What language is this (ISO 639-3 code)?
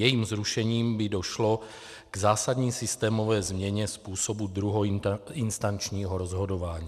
ces